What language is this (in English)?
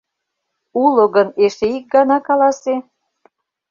Mari